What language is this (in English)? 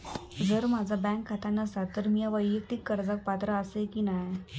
Marathi